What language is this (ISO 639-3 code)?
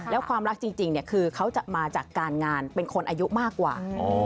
tha